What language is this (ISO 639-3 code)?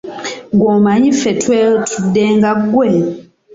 lug